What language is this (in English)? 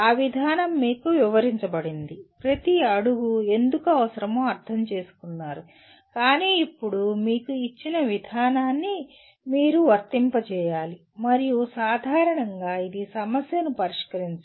Telugu